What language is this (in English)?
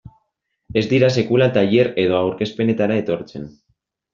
Basque